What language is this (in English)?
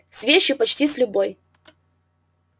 Russian